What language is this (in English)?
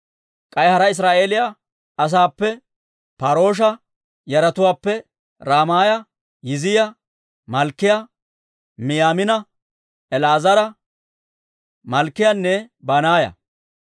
Dawro